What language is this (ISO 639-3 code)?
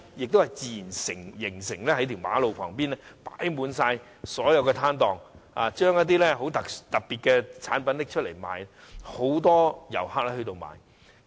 yue